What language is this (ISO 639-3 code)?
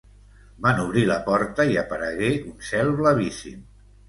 cat